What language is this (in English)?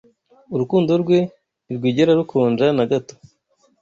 Kinyarwanda